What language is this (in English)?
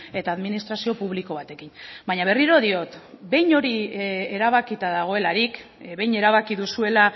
Basque